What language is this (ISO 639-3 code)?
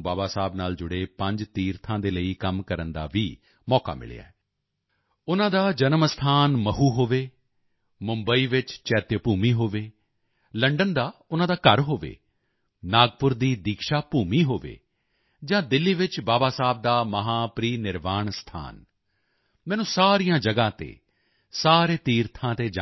pan